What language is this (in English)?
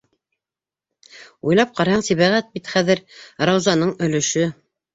Bashkir